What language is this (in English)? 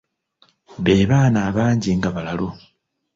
Ganda